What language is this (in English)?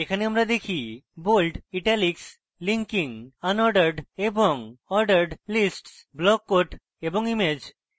Bangla